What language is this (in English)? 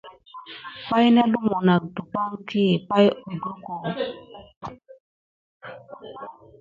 Gidar